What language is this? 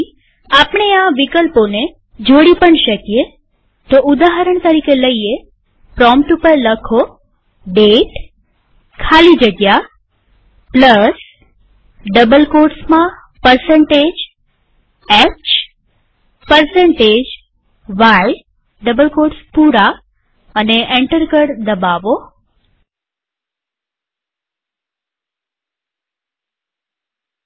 Gujarati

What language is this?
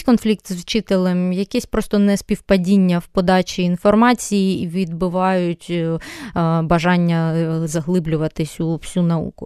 Ukrainian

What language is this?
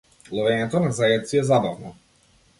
Macedonian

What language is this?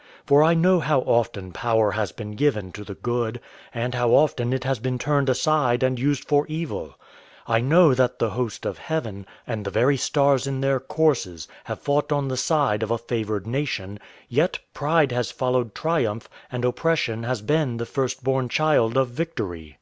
English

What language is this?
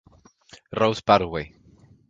Spanish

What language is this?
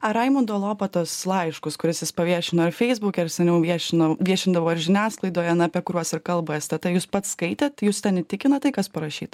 Lithuanian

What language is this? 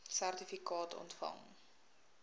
Afrikaans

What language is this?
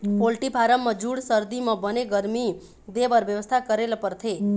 Chhattisgarhi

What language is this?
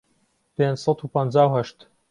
Central Kurdish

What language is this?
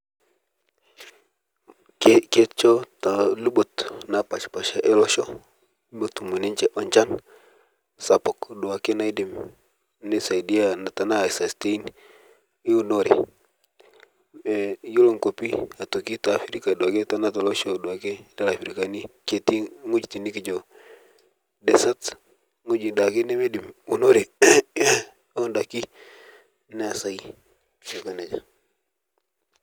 Masai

